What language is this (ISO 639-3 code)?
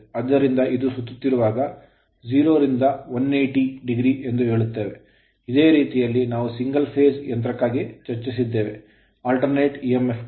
kan